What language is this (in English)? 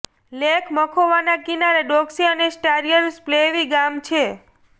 Gujarati